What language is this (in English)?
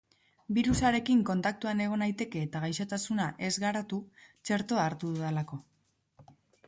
Basque